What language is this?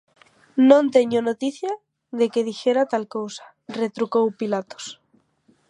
Galician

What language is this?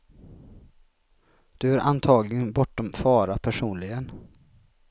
Swedish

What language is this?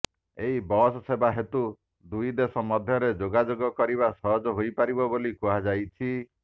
Odia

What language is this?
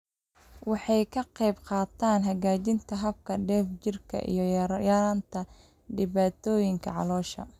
Somali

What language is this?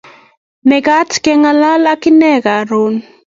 Kalenjin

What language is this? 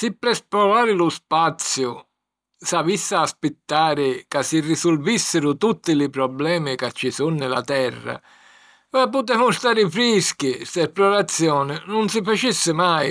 Sicilian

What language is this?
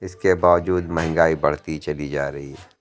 Urdu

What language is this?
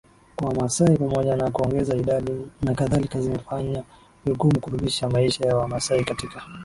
Swahili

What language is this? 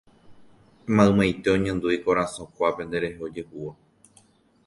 Guarani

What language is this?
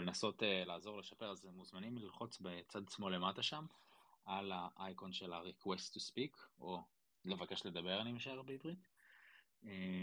Hebrew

